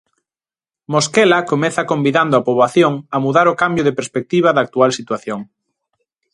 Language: Galician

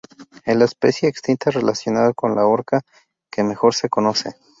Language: Spanish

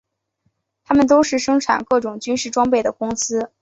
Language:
Chinese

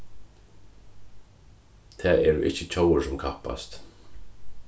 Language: Faroese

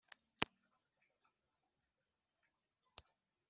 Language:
Kinyarwanda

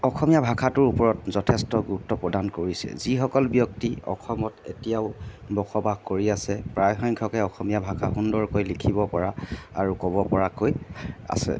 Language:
Assamese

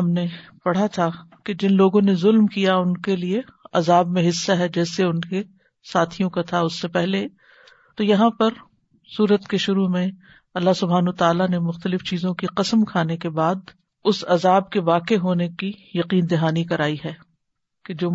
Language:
Urdu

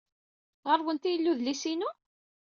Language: Kabyle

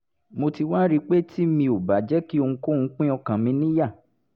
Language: Yoruba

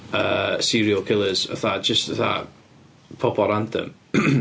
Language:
Welsh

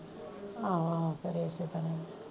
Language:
Punjabi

